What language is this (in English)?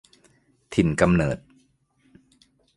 Thai